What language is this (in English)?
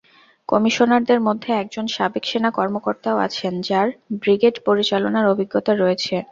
Bangla